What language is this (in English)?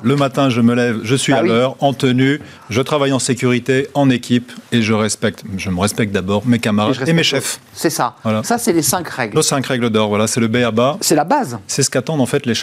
French